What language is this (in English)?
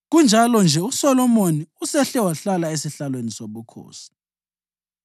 North Ndebele